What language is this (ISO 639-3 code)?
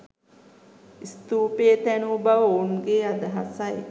sin